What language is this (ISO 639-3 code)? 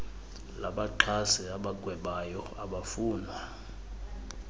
xho